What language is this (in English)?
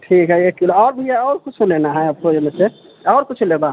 Maithili